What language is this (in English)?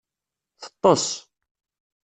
Kabyle